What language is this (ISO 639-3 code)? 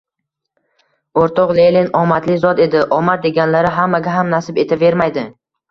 uzb